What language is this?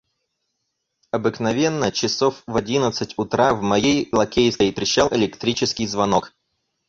Russian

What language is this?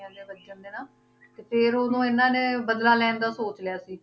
Punjabi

